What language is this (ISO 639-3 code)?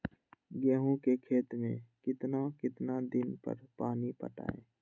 mag